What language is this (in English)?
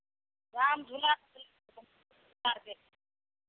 Maithili